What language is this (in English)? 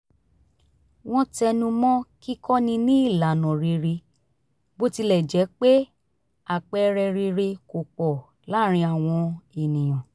Yoruba